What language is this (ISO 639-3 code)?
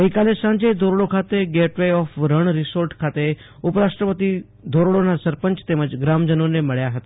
guj